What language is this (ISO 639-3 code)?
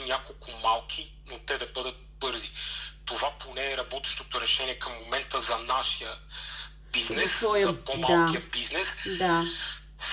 bul